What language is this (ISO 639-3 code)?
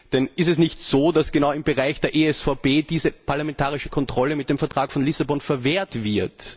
deu